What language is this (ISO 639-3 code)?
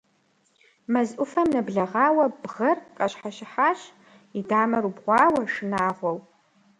kbd